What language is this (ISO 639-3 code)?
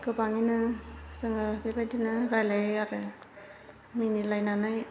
brx